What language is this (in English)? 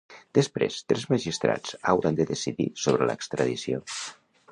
Catalan